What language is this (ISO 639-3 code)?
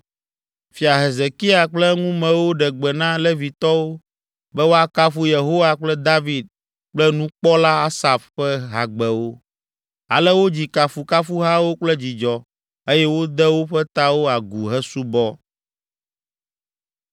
ewe